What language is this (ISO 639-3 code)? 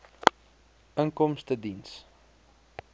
afr